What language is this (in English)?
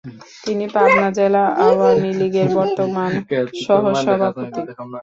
Bangla